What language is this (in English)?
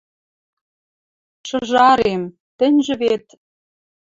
Western Mari